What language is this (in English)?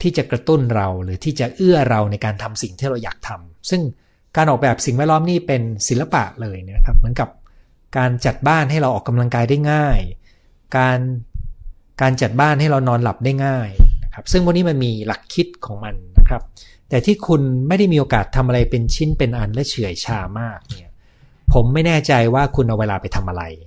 Thai